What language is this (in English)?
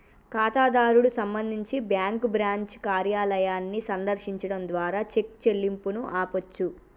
Telugu